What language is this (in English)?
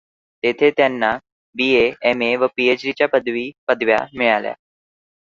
Marathi